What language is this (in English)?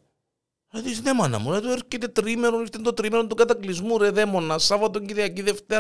Greek